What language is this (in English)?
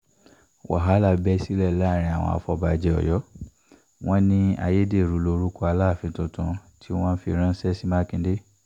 Yoruba